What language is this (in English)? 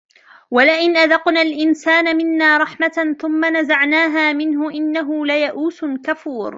Arabic